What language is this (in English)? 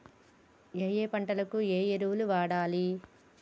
Telugu